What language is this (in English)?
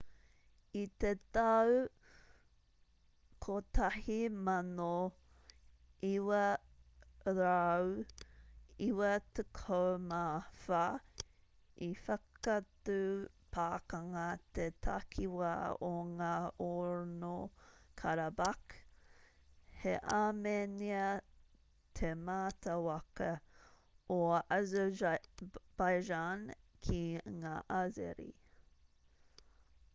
Māori